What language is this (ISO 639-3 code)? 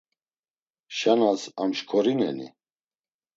lzz